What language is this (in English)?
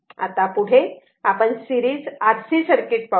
Marathi